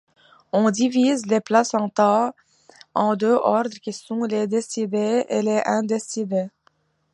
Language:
French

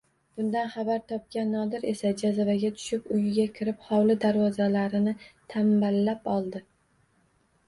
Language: Uzbek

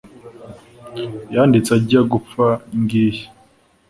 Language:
Kinyarwanda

